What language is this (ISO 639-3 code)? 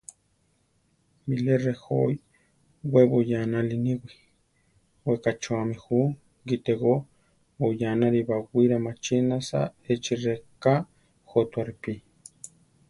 tar